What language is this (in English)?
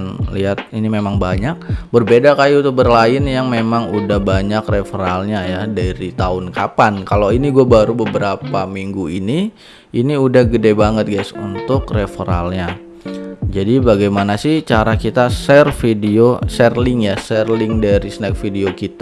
Indonesian